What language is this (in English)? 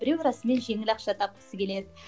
Kazakh